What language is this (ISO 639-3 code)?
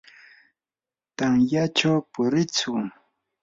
qur